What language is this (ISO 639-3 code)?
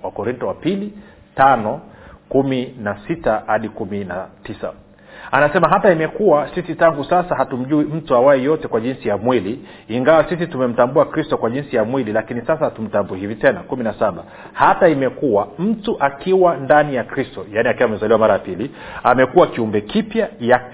swa